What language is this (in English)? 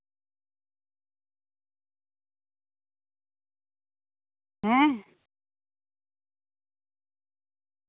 Santali